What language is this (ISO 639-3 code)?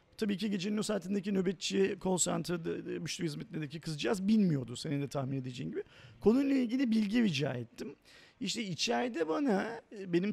tur